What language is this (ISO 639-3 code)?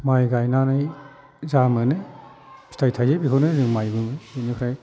brx